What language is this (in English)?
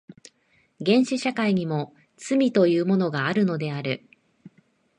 Japanese